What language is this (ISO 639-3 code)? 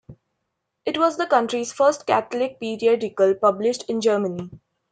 eng